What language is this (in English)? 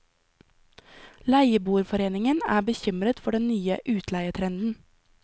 Norwegian